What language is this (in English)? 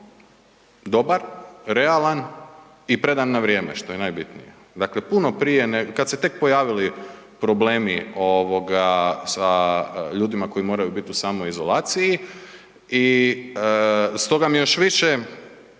Croatian